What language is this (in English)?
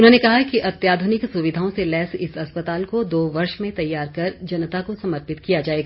Hindi